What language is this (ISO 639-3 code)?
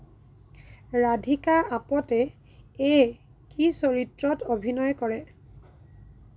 asm